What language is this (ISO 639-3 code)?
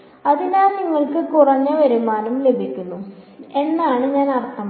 mal